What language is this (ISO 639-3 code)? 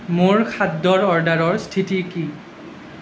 asm